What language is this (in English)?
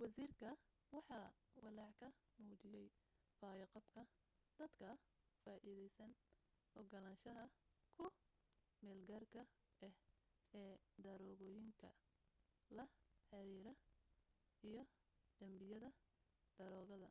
Somali